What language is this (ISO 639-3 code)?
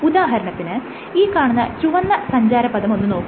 mal